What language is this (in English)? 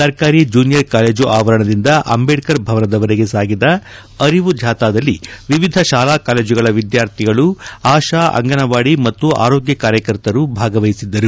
Kannada